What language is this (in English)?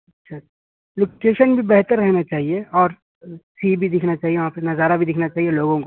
Urdu